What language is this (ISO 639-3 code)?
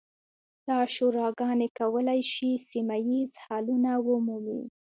pus